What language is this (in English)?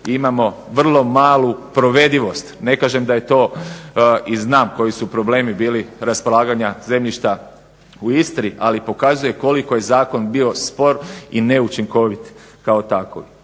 Croatian